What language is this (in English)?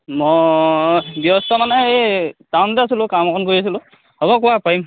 Assamese